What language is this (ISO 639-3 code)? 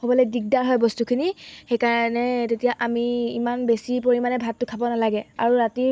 asm